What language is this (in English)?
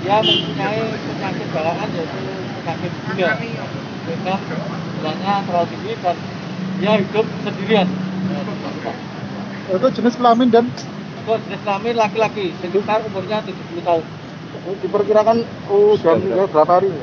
Indonesian